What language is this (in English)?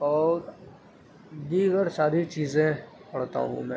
Urdu